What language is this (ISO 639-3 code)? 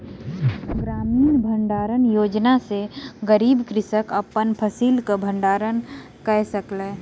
mai